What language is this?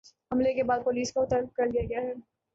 Urdu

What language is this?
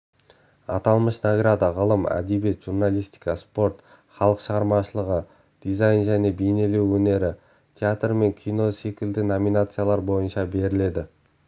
Kazakh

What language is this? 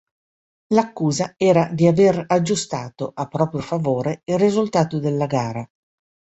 Italian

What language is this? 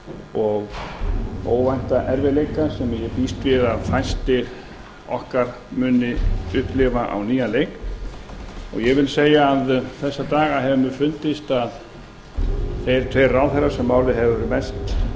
Icelandic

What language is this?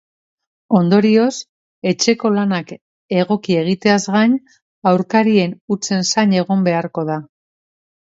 Basque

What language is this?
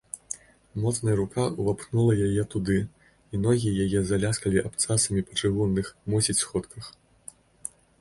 Belarusian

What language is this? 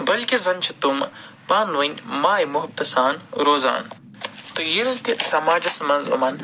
Kashmiri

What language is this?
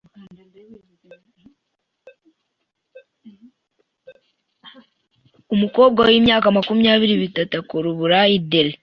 Kinyarwanda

